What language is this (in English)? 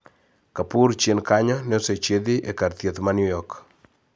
Luo (Kenya and Tanzania)